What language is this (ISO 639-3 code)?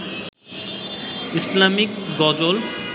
ben